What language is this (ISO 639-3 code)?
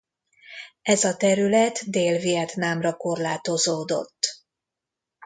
hun